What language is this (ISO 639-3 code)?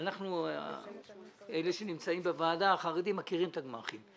heb